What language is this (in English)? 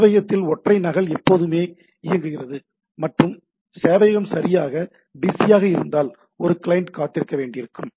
Tamil